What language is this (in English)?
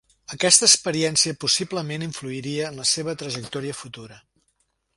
Catalan